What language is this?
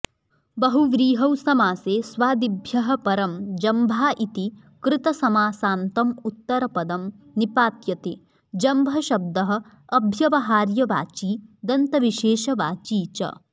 Sanskrit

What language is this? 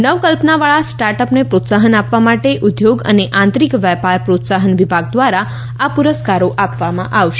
Gujarati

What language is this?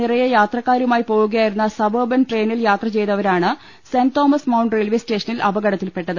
Malayalam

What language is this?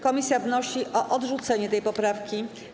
Polish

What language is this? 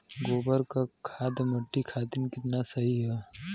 Bhojpuri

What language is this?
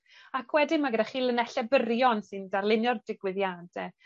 Welsh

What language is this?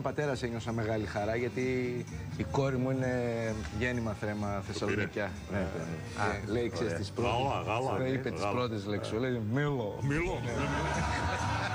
Greek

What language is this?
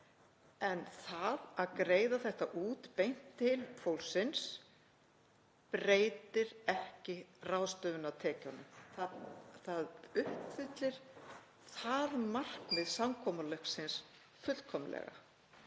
Icelandic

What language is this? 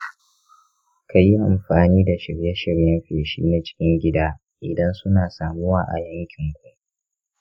Hausa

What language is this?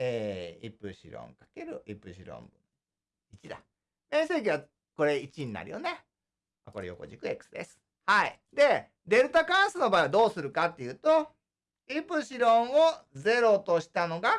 Japanese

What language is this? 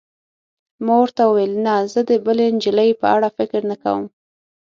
Pashto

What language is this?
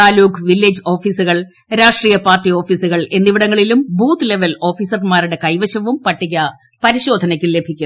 Malayalam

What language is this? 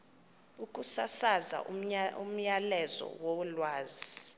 Xhosa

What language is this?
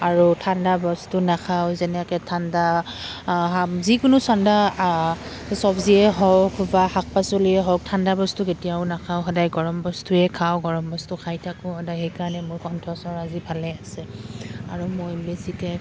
Assamese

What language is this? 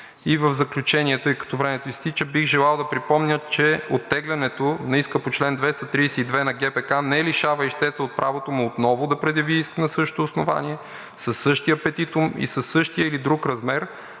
Bulgarian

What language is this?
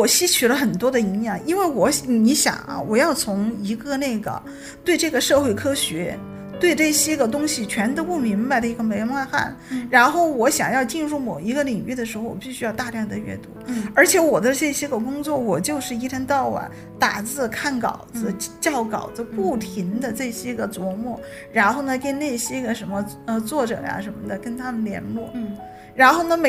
Chinese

